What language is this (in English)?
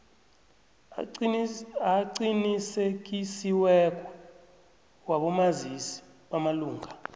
South Ndebele